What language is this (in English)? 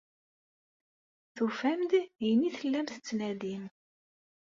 Kabyle